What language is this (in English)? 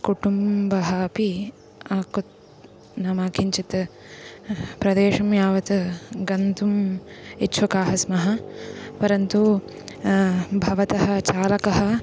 Sanskrit